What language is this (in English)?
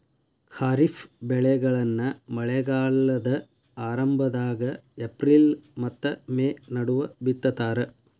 Kannada